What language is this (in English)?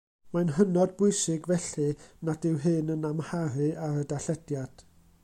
Welsh